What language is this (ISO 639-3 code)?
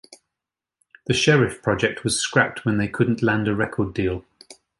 eng